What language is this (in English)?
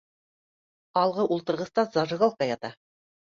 Bashkir